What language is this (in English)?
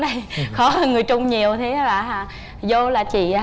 Vietnamese